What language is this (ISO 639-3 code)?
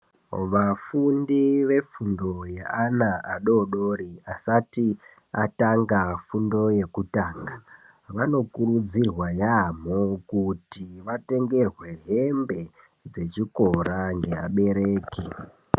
ndc